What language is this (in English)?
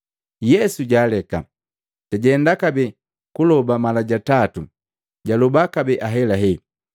Matengo